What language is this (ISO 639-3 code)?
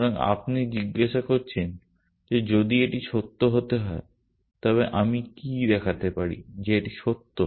ben